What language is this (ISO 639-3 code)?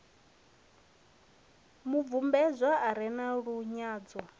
ven